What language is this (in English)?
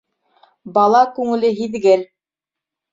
Bashkir